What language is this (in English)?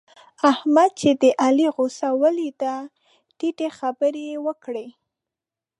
Pashto